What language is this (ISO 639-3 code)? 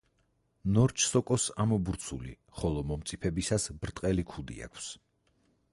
kat